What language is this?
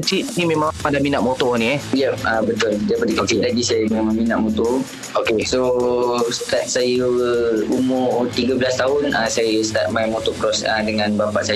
Malay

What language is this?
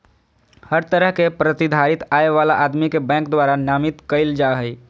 Magahi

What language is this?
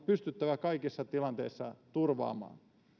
Finnish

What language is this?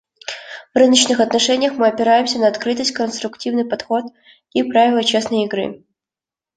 Russian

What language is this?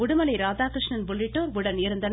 Tamil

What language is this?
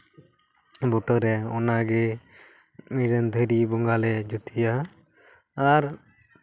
Santali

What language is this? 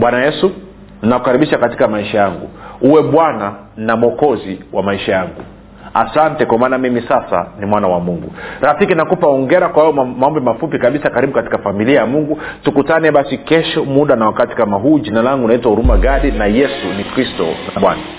Swahili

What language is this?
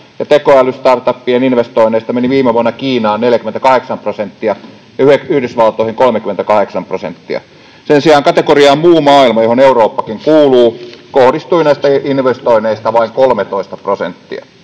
Finnish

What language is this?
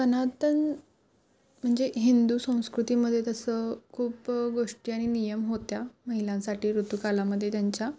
Marathi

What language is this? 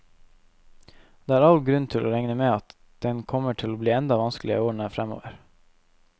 Norwegian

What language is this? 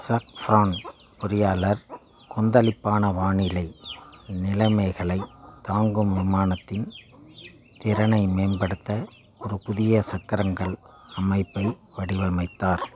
Tamil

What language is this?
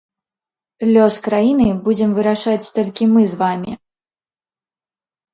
Belarusian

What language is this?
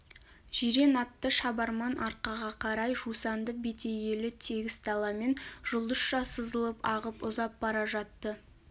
Kazakh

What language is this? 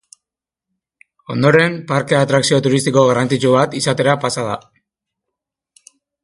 Basque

